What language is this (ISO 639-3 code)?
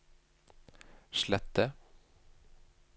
nor